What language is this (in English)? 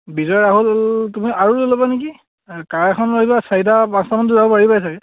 Assamese